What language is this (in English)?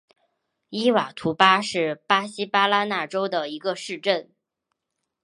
Chinese